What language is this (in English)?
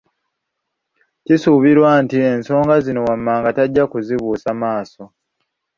Ganda